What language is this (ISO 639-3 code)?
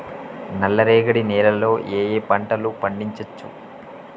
tel